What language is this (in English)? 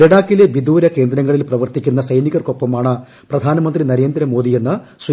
Malayalam